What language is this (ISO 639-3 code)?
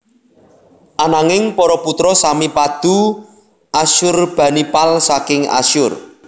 jav